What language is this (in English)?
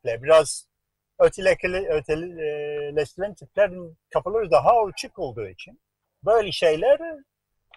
Turkish